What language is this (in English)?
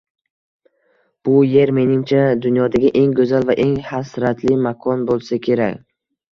Uzbek